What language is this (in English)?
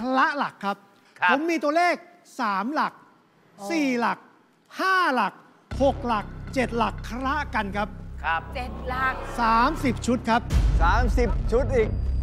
Thai